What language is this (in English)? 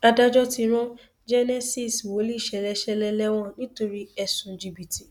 Yoruba